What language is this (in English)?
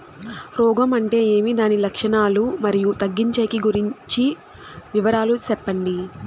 Telugu